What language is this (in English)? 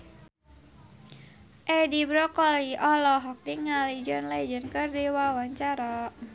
Sundanese